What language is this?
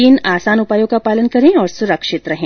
Hindi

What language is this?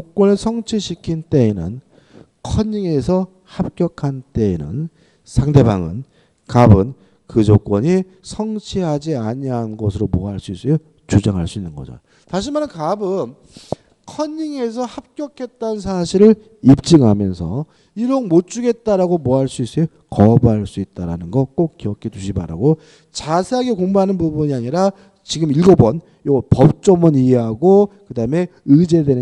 Korean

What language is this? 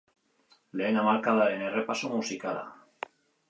Basque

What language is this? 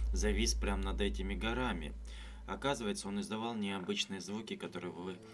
Russian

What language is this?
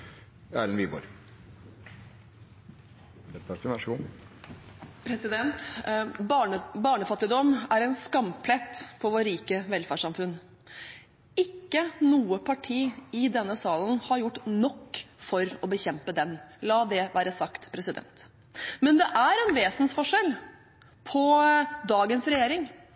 Norwegian Bokmål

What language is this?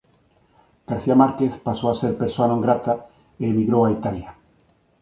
Galician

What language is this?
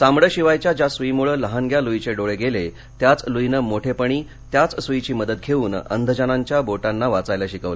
Marathi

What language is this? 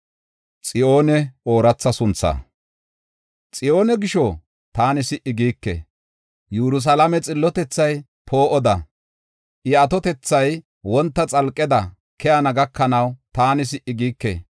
Gofa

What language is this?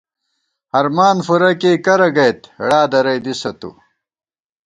Gawar-Bati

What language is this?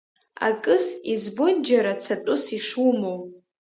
Abkhazian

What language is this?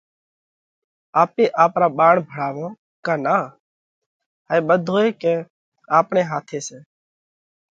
Parkari Koli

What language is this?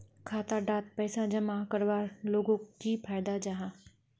Magahi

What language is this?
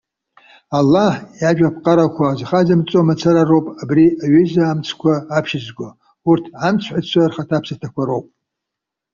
Abkhazian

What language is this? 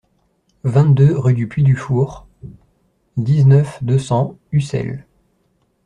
French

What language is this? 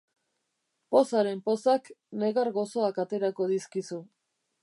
Basque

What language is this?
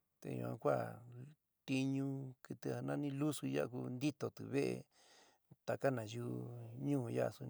San Miguel El Grande Mixtec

